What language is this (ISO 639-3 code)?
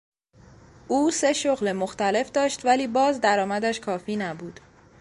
fas